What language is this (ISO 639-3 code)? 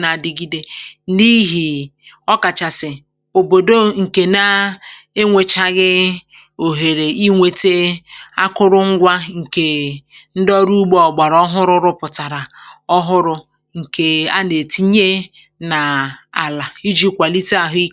ibo